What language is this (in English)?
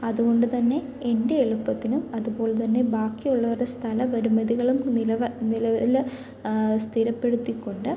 Malayalam